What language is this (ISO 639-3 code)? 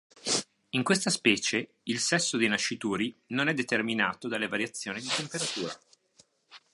ita